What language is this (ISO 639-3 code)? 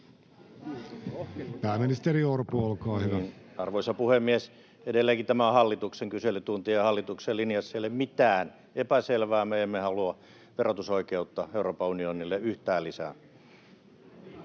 fin